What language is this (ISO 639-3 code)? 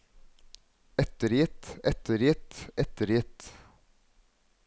nor